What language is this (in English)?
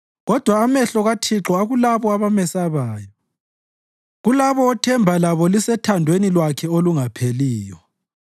North Ndebele